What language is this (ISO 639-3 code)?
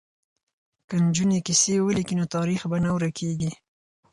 pus